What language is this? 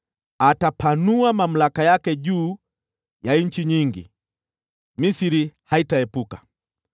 Swahili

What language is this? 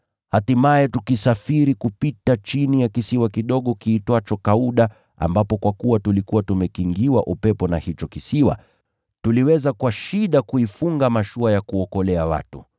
Swahili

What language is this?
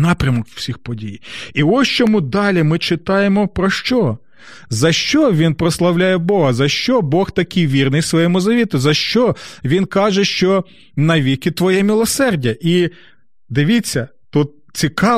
Ukrainian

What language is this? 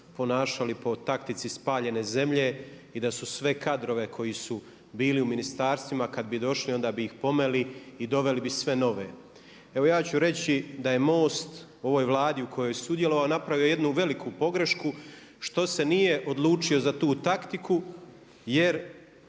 Croatian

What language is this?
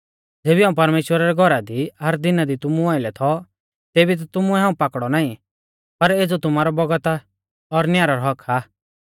Mahasu Pahari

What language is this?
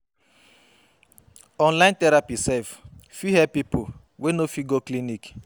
Nigerian Pidgin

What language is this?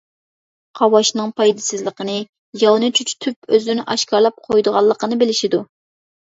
Uyghur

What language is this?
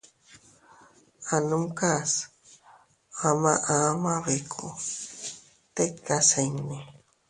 Teutila Cuicatec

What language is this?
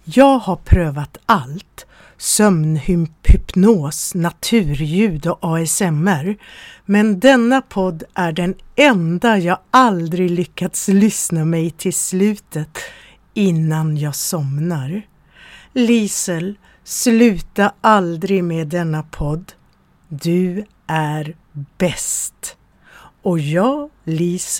Swedish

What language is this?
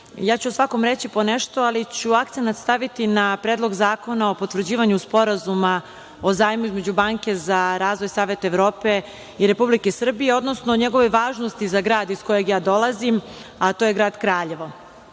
Serbian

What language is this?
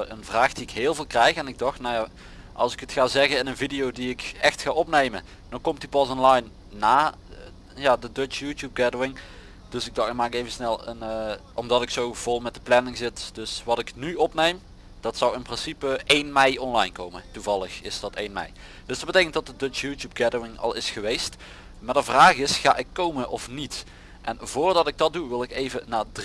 Dutch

